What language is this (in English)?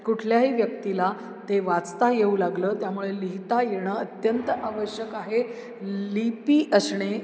Marathi